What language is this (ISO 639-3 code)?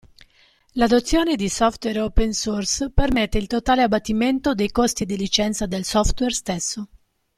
ita